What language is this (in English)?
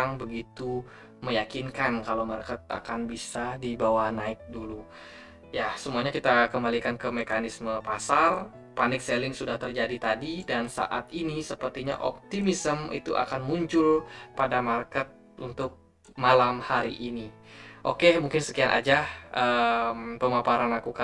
Indonesian